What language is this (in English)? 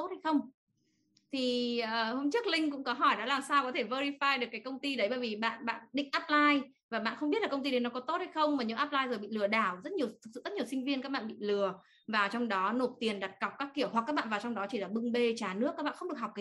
Vietnamese